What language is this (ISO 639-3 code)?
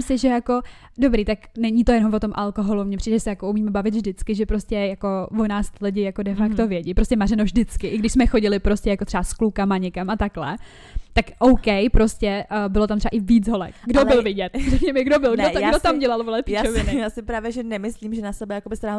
ces